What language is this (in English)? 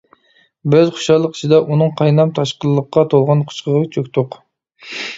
Uyghur